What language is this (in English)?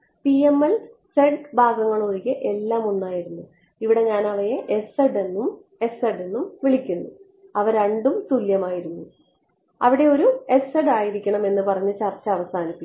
Malayalam